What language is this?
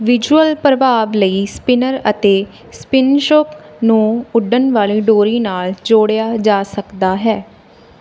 Punjabi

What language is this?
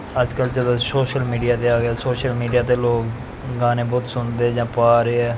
Punjabi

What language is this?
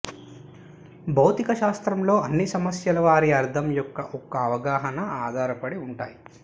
Telugu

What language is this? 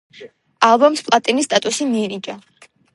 Georgian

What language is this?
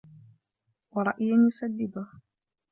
Arabic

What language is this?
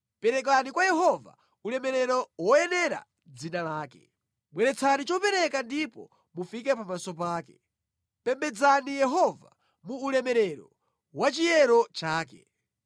Nyanja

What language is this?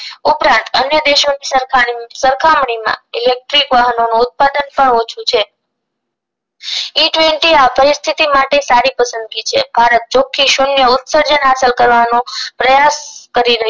Gujarati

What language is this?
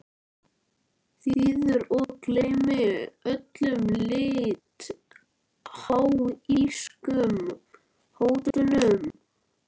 Icelandic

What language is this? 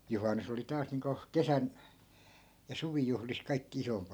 Finnish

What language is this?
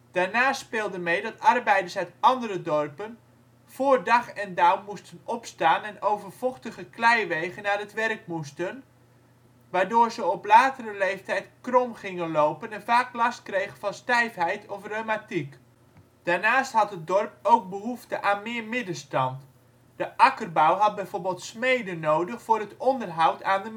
Dutch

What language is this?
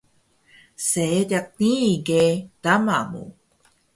Taroko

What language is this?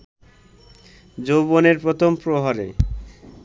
Bangla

